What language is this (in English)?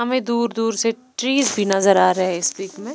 Hindi